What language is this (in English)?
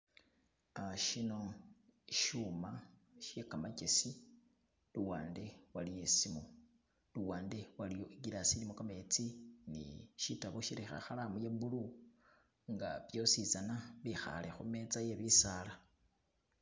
Masaaba